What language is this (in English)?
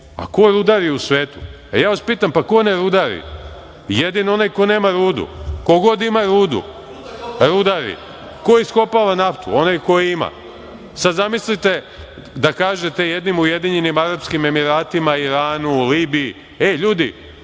Serbian